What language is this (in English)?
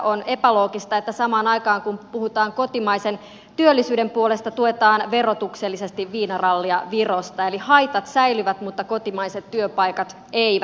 Finnish